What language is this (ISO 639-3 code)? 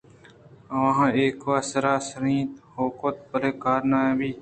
bgp